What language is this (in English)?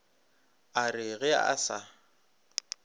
Northern Sotho